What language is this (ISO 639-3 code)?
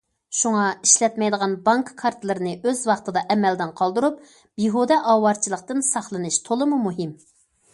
uig